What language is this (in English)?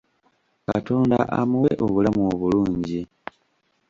Ganda